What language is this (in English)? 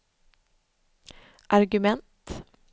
Swedish